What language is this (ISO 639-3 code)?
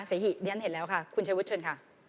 tha